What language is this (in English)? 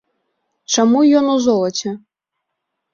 Belarusian